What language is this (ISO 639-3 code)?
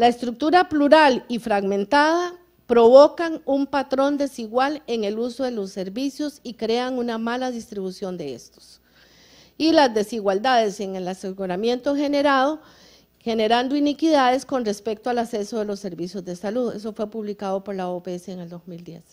spa